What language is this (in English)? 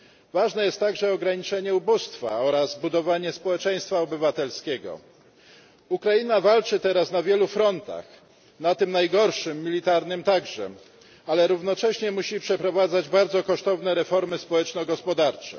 Polish